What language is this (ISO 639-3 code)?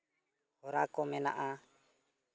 sat